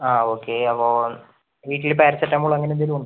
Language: Malayalam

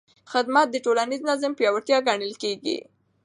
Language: Pashto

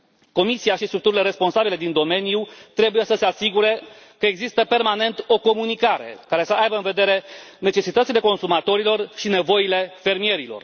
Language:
Romanian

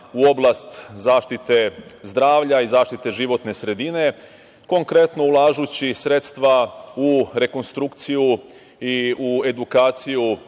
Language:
Serbian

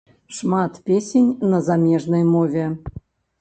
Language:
Belarusian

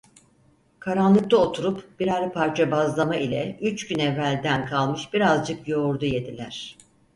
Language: Turkish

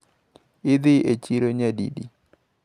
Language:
Luo (Kenya and Tanzania)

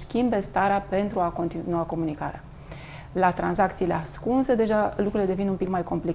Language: Romanian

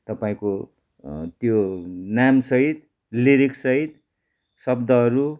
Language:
Nepali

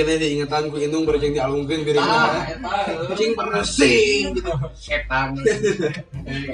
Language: Indonesian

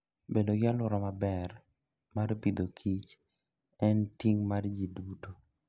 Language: Luo (Kenya and Tanzania)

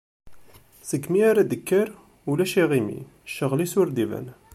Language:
Kabyle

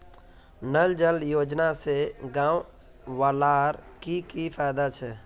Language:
Magahi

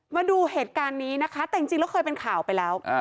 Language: Thai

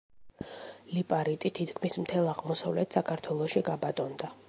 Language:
Georgian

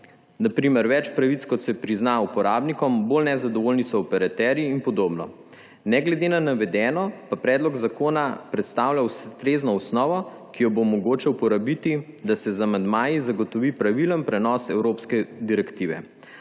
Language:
Slovenian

